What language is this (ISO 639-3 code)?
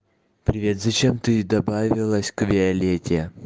rus